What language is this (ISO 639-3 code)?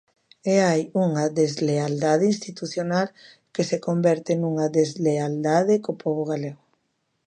glg